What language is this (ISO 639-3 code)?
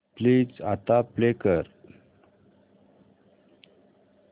mar